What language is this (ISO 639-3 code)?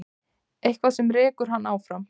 isl